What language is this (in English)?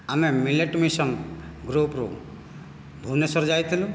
Odia